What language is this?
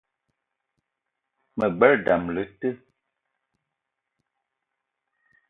Eton (Cameroon)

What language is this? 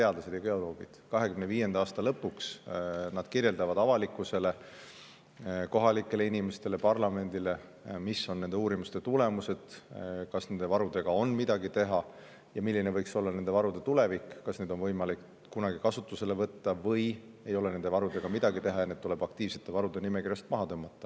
Estonian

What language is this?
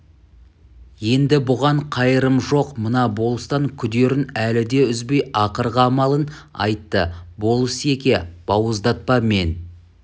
Kazakh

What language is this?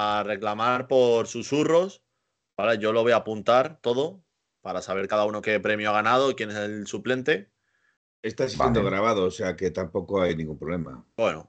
Spanish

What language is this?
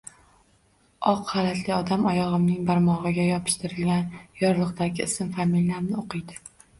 Uzbek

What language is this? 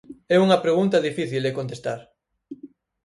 Galician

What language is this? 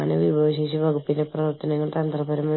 Malayalam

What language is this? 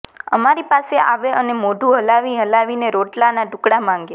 Gujarati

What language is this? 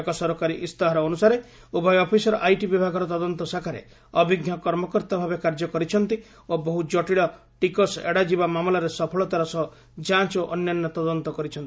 Odia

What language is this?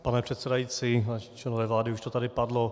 Czech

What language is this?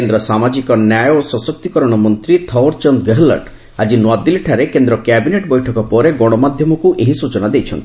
Odia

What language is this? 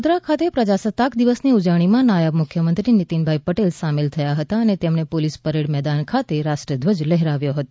Gujarati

